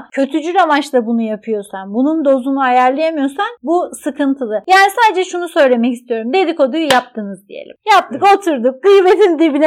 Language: Turkish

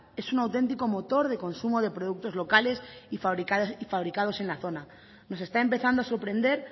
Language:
Spanish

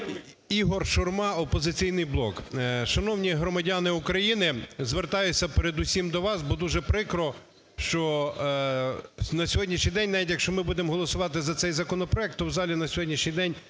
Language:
Ukrainian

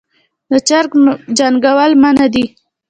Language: Pashto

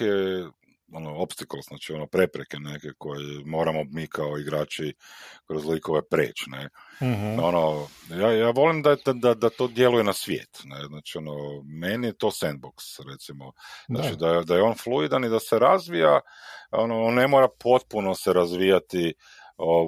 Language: Croatian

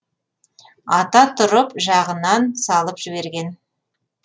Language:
Kazakh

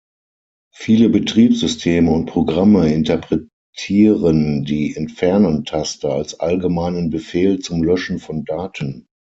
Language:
German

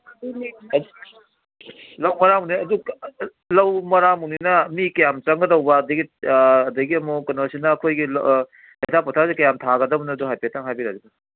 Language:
Manipuri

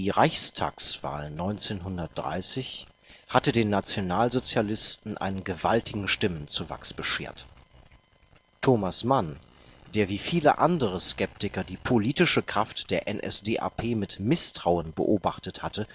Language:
German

